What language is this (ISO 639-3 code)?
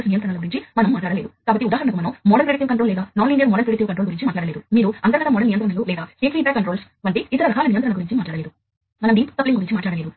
tel